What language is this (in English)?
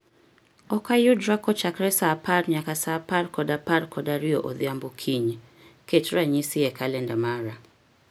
Luo (Kenya and Tanzania)